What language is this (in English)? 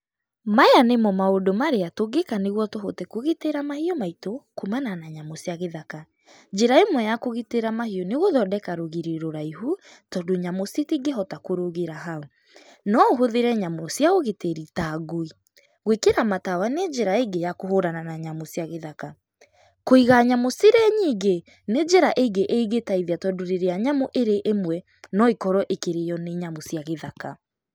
Kikuyu